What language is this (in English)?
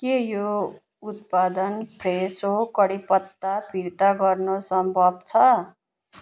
Nepali